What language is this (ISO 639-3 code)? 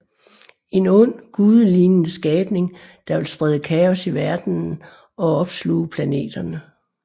dan